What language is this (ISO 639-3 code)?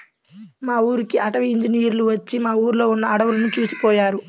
tel